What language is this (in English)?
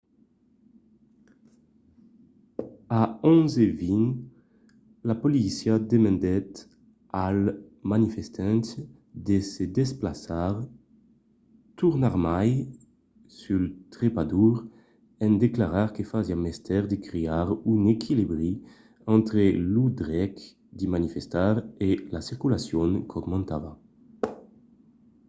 Occitan